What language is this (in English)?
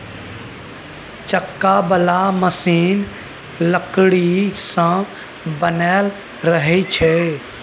Maithili